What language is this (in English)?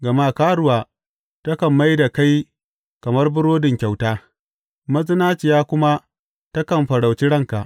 Hausa